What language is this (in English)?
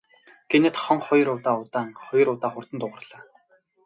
Mongolian